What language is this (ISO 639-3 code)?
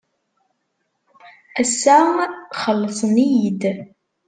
kab